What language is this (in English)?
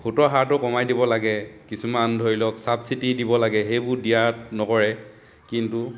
Assamese